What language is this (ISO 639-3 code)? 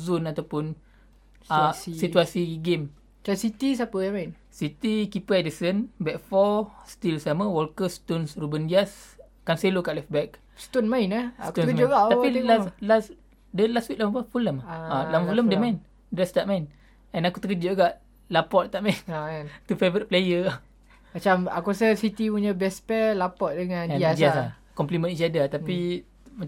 msa